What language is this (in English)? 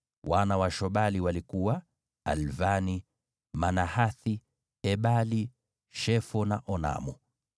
Swahili